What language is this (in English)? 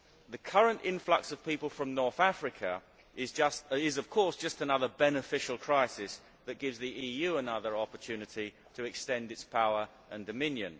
English